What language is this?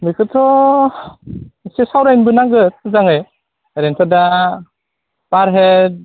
Bodo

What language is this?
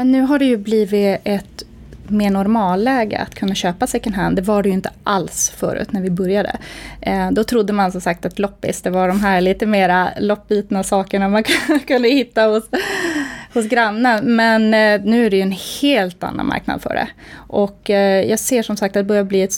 Swedish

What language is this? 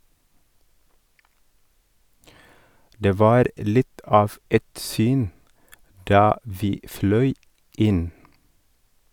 Norwegian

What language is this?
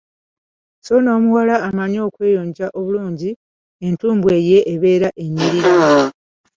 Ganda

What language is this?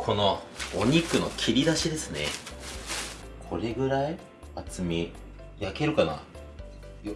Japanese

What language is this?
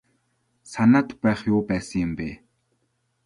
Mongolian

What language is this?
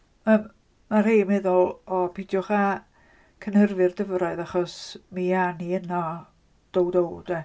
Welsh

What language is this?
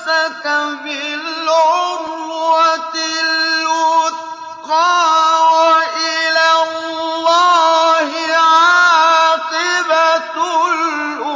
Arabic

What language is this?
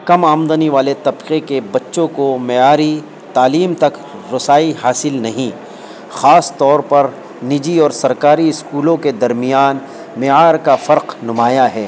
Urdu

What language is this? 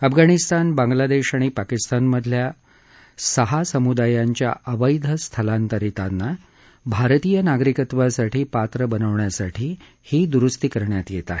Marathi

